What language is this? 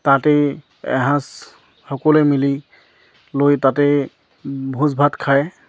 Assamese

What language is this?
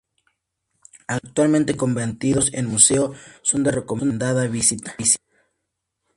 Spanish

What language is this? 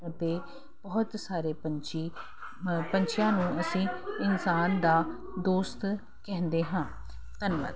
Punjabi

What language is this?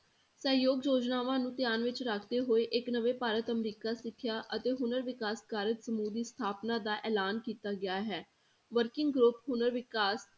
Punjabi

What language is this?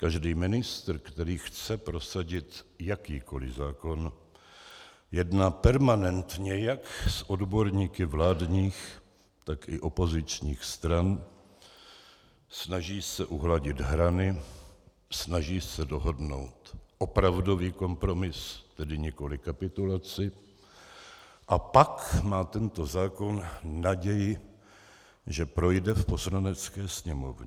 Czech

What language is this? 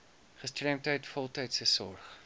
Afrikaans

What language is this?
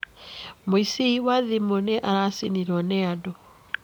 Kikuyu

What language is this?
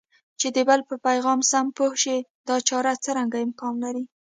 Pashto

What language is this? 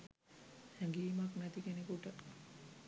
Sinhala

